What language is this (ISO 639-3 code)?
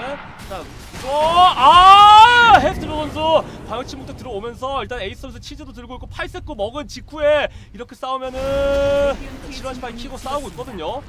kor